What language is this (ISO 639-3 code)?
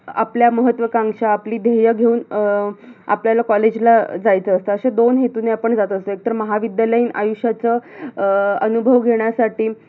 mar